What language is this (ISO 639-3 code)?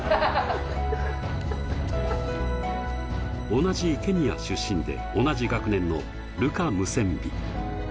jpn